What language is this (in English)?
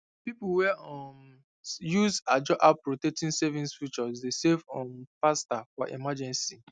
Nigerian Pidgin